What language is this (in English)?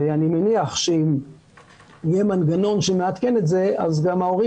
Hebrew